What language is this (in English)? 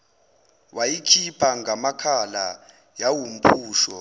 Zulu